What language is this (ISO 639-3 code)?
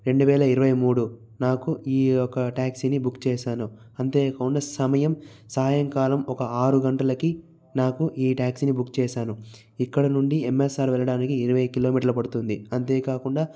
tel